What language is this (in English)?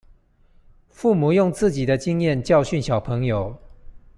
Chinese